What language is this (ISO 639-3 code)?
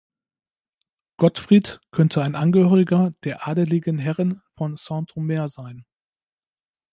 deu